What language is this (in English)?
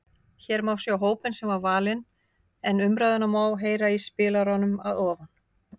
Icelandic